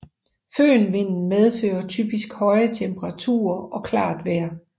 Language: Danish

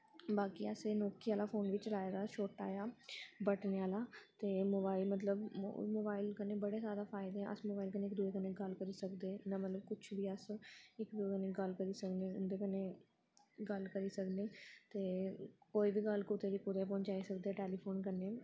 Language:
Dogri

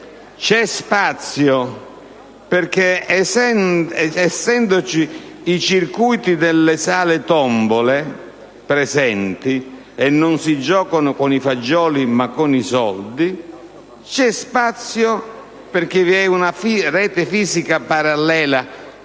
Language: Italian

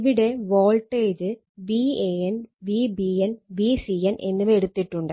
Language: Malayalam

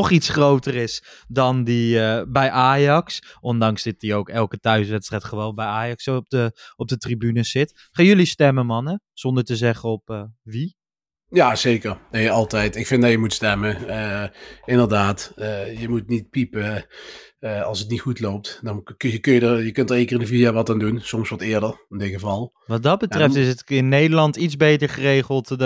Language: Dutch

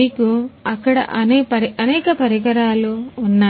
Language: Telugu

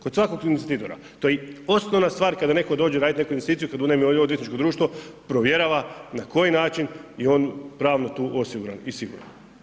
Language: Croatian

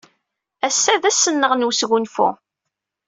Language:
Kabyle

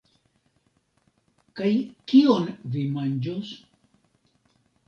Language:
Esperanto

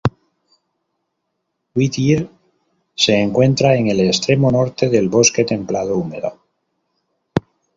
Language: Spanish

